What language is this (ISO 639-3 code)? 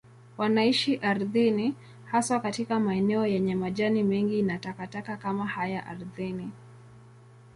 swa